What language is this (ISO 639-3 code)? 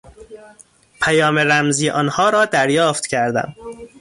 fas